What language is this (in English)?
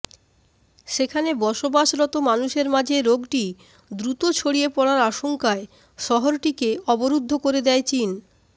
Bangla